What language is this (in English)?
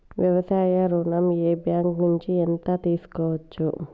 Telugu